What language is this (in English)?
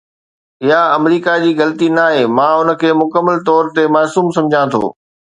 Sindhi